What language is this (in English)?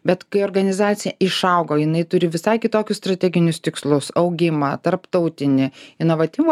Lithuanian